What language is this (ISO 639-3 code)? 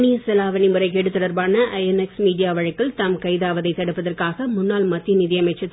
tam